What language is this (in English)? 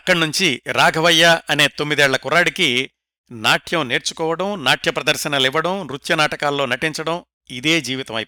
Telugu